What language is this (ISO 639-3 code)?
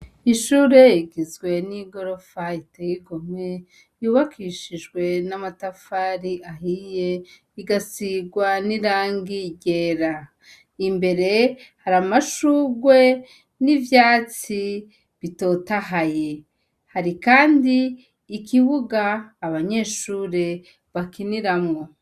run